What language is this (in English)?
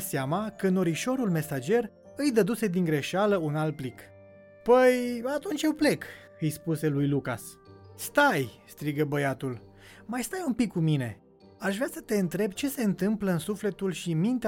Romanian